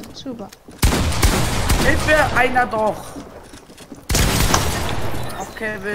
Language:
German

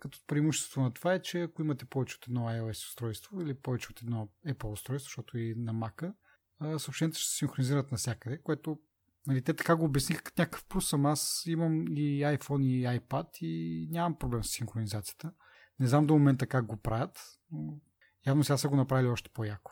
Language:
Bulgarian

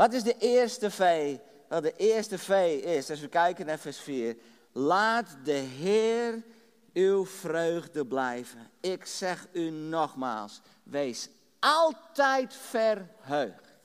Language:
Dutch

